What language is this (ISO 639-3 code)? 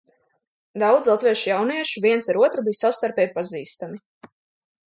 lav